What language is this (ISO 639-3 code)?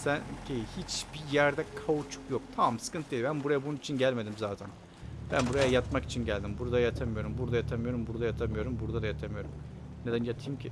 tur